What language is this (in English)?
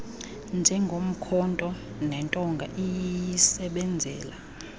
Xhosa